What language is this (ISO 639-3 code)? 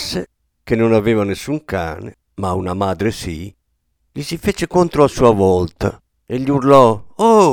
ita